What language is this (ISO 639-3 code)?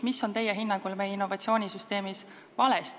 est